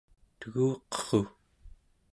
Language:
Central Yupik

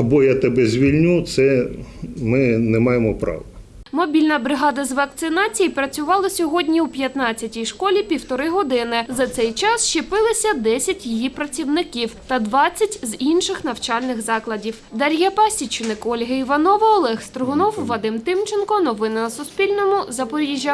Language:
Ukrainian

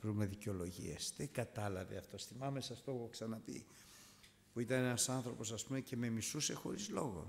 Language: Greek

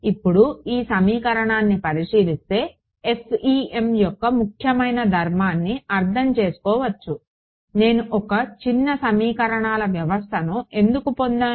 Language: Telugu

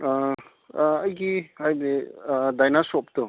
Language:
Manipuri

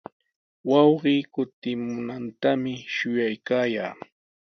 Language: Sihuas Ancash Quechua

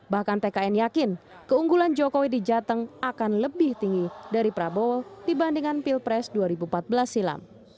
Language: Indonesian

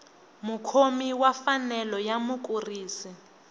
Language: Tsonga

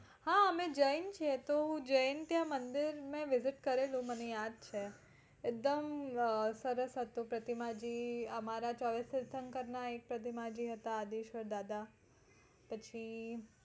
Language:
Gujarati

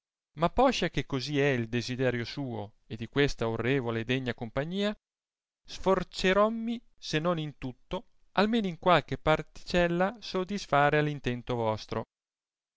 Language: Italian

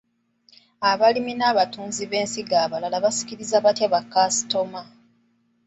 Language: Ganda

